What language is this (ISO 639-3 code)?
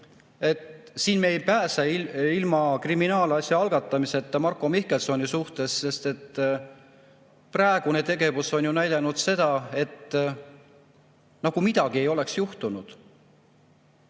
est